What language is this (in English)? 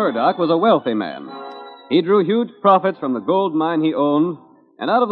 English